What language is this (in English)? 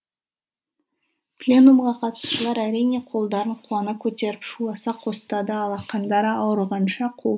Kazakh